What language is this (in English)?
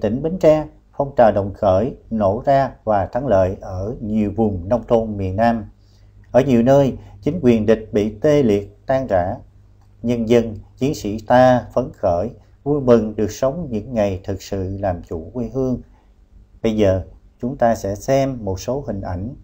Vietnamese